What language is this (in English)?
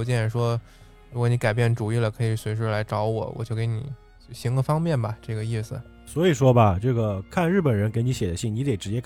Chinese